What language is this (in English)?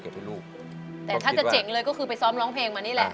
Thai